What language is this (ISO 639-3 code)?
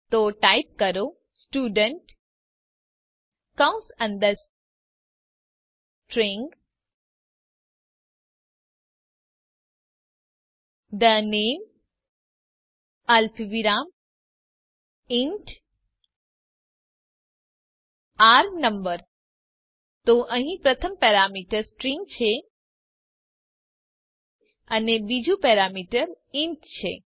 guj